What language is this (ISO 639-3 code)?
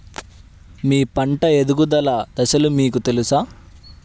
tel